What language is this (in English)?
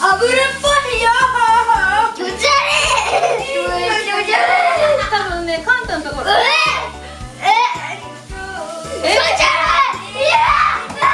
Japanese